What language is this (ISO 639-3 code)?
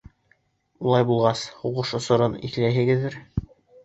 bak